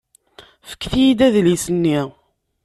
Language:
Kabyle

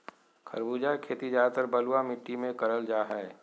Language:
Magahi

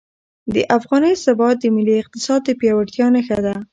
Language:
Pashto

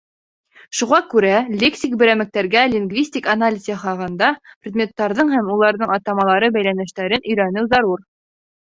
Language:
Bashkir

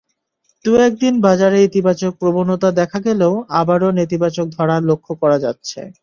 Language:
Bangla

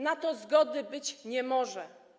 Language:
Polish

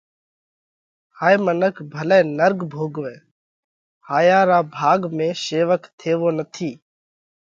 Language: Parkari Koli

